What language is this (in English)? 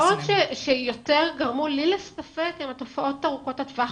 Hebrew